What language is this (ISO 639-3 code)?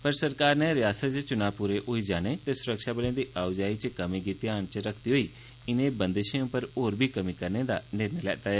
doi